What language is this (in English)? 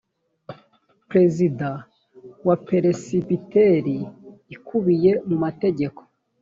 Kinyarwanda